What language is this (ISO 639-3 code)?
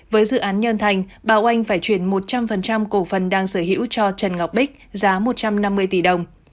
vie